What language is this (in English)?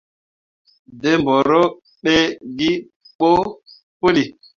Mundang